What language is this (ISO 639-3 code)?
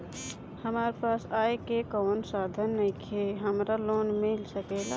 bho